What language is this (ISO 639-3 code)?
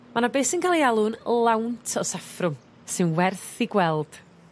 cym